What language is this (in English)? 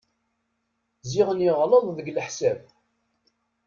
Kabyle